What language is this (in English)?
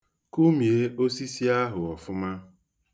Igbo